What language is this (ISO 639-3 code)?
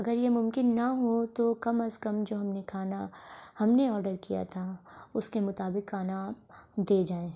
urd